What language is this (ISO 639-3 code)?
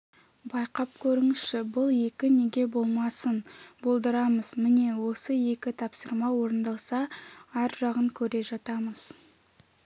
kaz